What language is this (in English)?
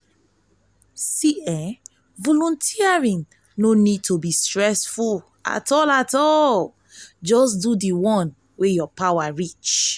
Nigerian Pidgin